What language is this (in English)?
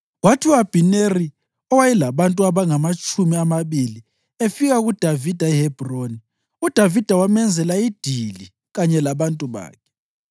North Ndebele